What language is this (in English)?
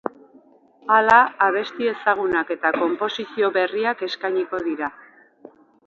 Basque